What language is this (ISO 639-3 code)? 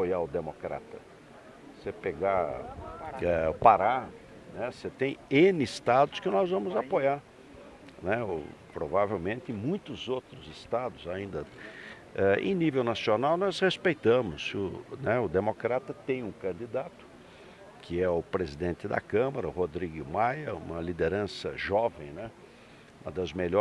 por